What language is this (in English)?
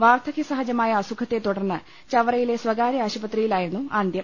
Malayalam